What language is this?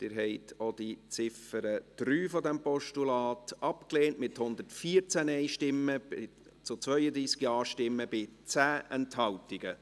Swiss German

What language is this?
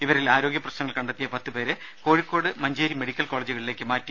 Malayalam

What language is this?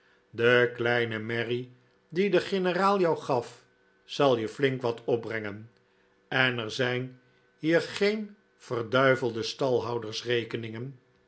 Dutch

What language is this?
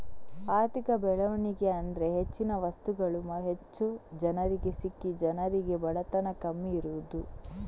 Kannada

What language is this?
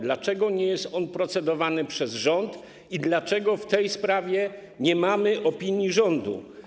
Polish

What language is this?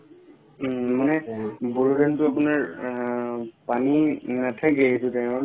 Assamese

